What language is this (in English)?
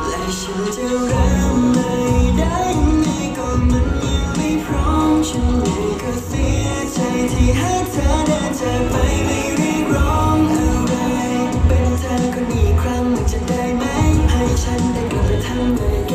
Thai